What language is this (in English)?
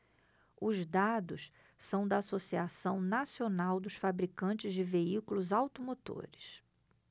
Portuguese